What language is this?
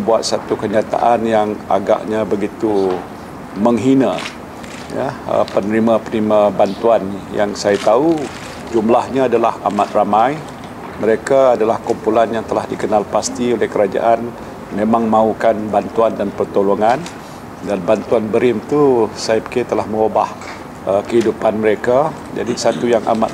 Malay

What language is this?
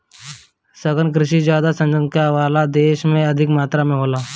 Bhojpuri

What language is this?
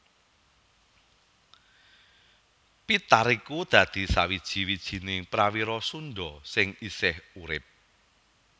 Javanese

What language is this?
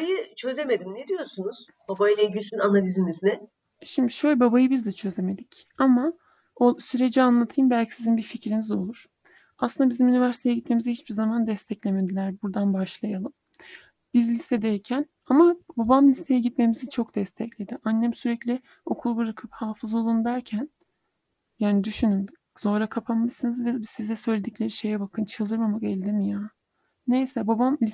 Turkish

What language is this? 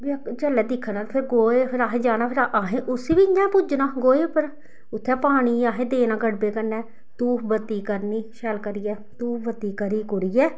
Dogri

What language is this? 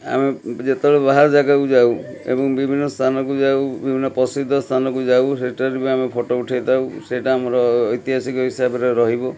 Odia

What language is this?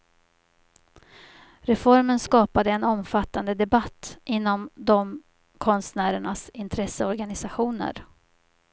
Swedish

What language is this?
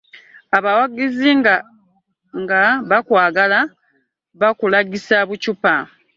Ganda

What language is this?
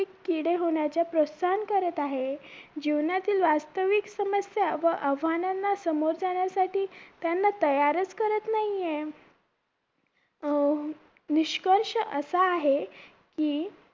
Marathi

